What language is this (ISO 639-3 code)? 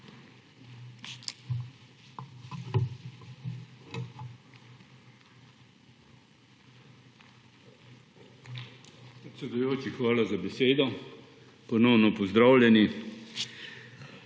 slv